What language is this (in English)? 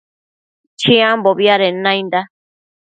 Matsés